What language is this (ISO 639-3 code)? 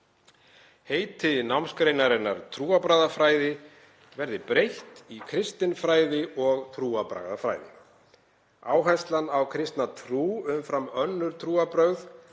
isl